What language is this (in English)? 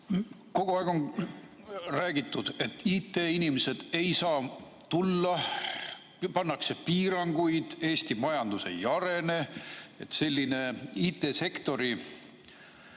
Estonian